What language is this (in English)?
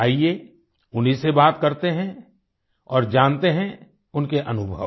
Hindi